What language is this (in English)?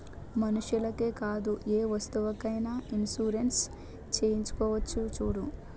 Telugu